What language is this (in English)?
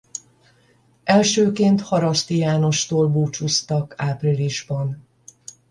Hungarian